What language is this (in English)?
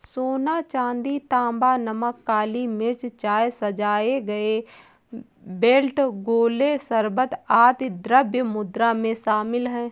Hindi